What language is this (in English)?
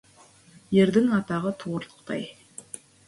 Kazakh